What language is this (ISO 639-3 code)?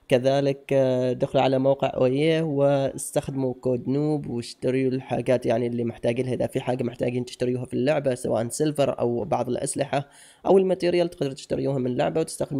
ara